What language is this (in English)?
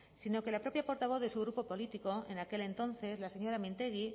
Spanish